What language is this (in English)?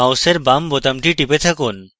Bangla